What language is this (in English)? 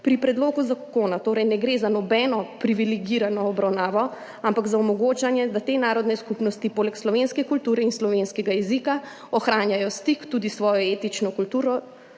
Slovenian